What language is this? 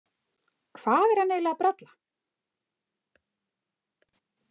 Icelandic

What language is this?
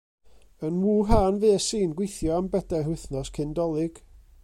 Welsh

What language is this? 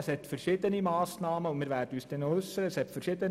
Swiss German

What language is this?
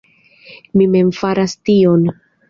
Esperanto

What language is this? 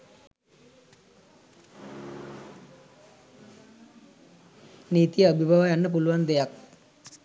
Sinhala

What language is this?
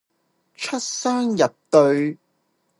Cantonese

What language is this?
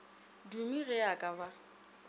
Northern Sotho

